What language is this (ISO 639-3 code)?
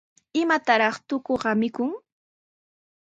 qws